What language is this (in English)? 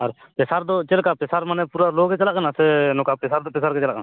Santali